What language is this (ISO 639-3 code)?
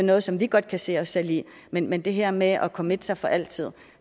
dan